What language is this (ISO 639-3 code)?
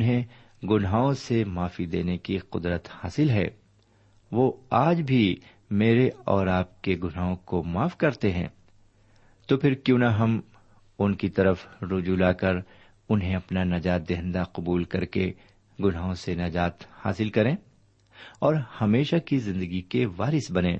urd